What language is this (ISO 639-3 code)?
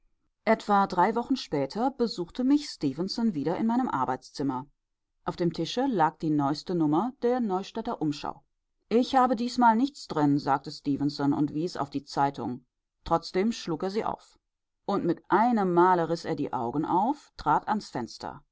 deu